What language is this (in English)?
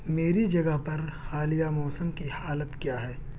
Urdu